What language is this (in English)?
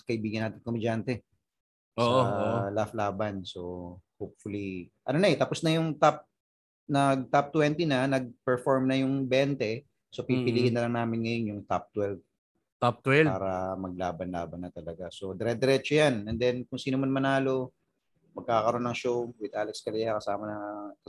Filipino